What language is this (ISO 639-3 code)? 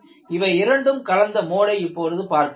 tam